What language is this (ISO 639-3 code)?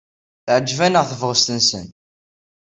kab